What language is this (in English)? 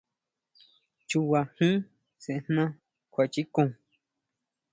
Huautla Mazatec